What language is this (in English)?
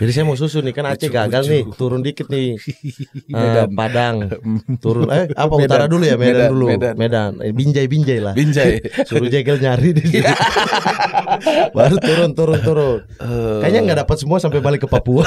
Indonesian